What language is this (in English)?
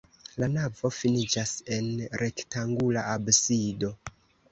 Esperanto